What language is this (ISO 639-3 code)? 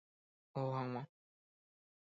grn